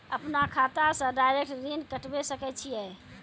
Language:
Maithili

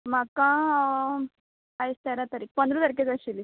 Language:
Konkani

